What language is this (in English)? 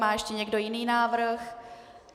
Czech